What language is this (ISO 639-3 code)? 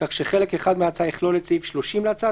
heb